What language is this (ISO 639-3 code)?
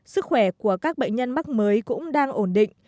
vie